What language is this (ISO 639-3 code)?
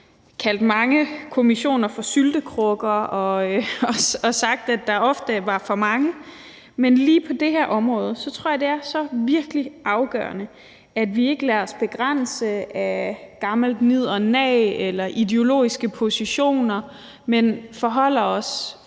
dan